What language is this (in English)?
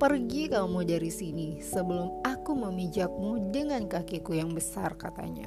Indonesian